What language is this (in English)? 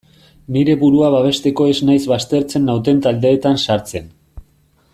Basque